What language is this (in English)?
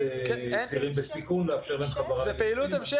Hebrew